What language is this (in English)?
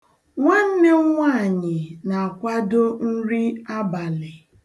Igbo